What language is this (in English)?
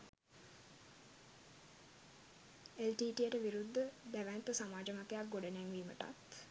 Sinhala